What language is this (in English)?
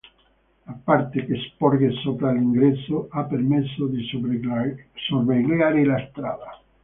Italian